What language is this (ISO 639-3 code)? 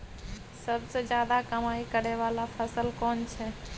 mai